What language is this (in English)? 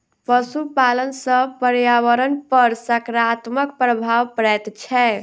Maithili